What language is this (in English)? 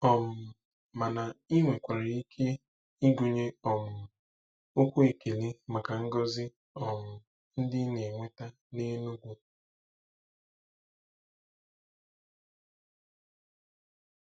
Igbo